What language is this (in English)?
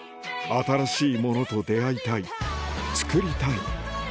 Japanese